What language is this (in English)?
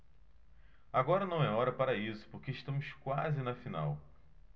Portuguese